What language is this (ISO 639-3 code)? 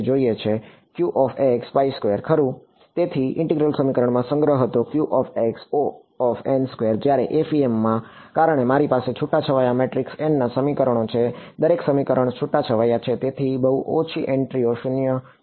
guj